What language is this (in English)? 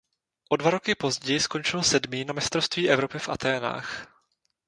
Czech